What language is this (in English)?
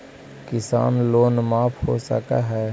Magahi